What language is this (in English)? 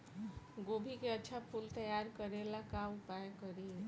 Bhojpuri